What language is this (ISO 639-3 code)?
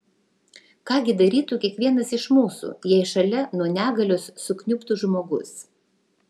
lit